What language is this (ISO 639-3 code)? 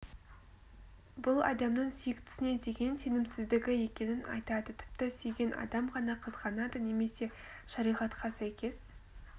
kaz